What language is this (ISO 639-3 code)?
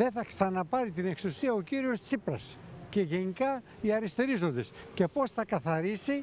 ell